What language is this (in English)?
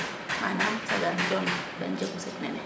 Serer